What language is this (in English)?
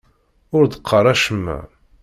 Kabyle